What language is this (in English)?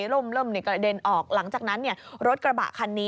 Thai